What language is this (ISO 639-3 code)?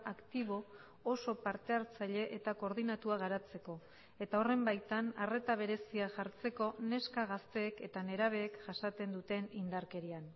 eus